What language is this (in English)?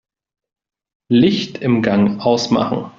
German